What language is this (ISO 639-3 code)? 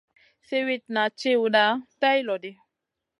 mcn